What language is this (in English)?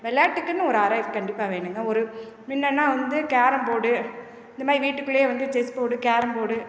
Tamil